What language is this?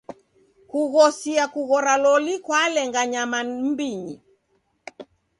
Taita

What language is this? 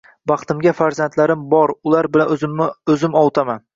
Uzbek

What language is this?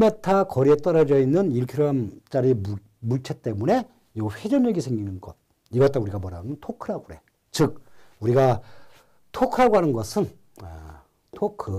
Korean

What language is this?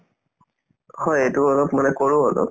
Assamese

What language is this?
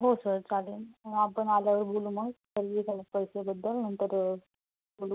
Marathi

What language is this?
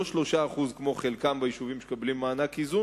Hebrew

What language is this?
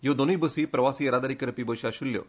Konkani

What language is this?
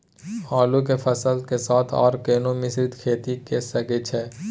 Maithili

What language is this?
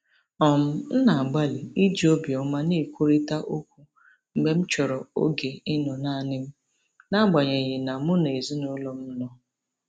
Igbo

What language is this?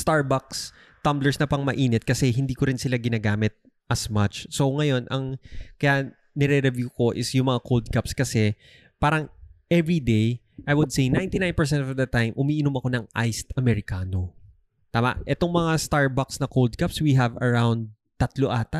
Filipino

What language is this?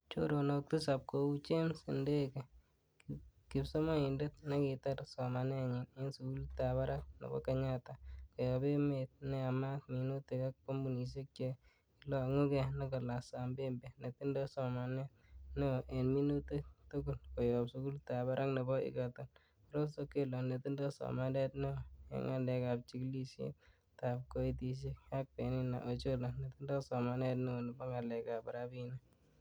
Kalenjin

